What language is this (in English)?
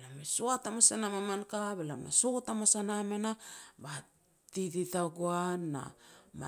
Petats